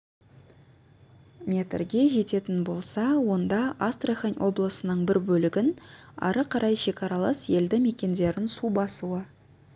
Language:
Kazakh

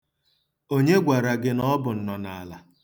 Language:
Igbo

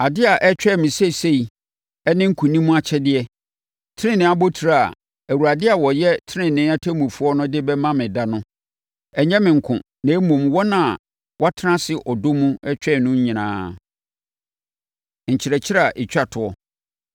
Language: Akan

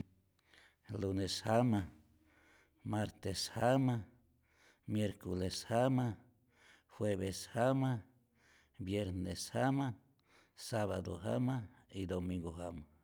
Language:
Rayón Zoque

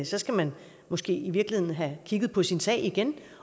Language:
Danish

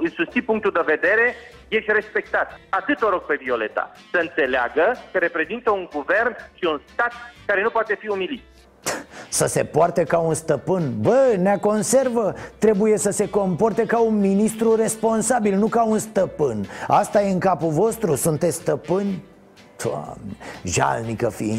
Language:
Romanian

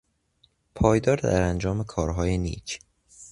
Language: Persian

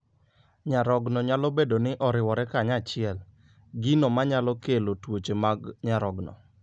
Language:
Luo (Kenya and Tanzania)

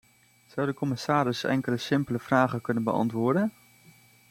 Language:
Dutch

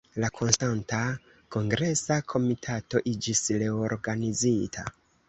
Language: Esperanto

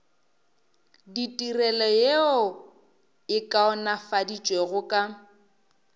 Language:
Northern Sotho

